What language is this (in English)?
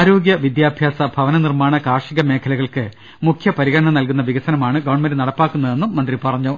Malayalam